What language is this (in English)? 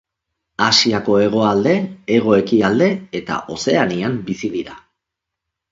Basque